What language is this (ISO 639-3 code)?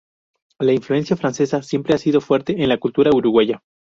spa